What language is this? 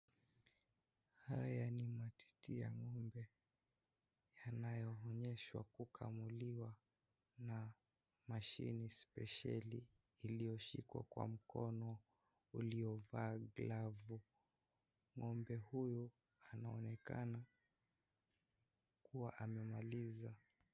Swahili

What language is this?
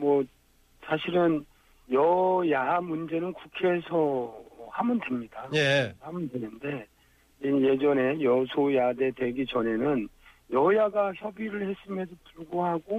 Korean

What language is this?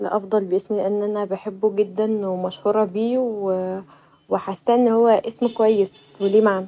Egyptian Arabic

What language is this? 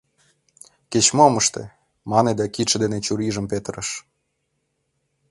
Mari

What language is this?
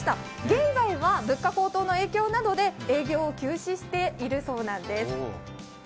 Japanese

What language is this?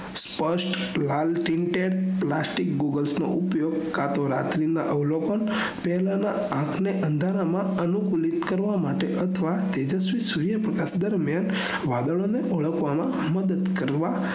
Gujarati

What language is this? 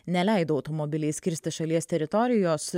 Lithuanian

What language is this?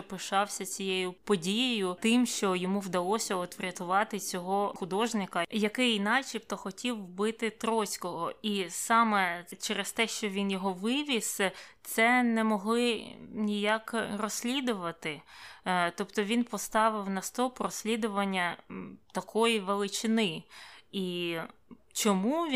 Ukrainian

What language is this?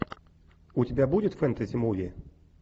Russian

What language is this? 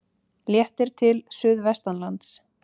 Icelandic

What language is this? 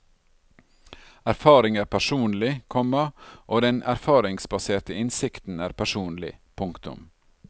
Norwegian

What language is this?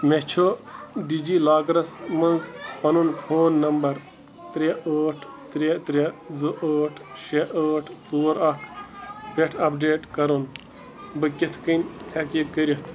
Kashmiri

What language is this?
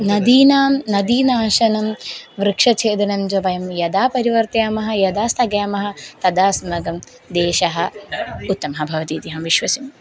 Sanskrit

